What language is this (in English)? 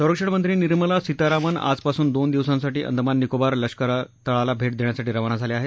Marathi